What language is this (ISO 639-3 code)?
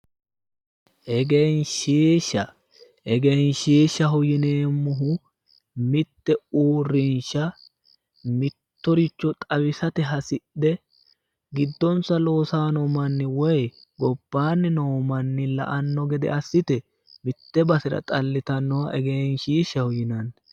sid